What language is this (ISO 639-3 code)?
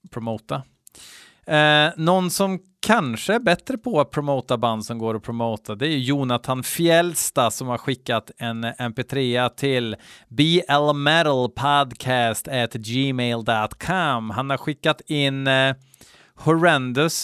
swe